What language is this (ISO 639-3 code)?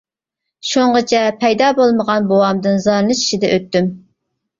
uig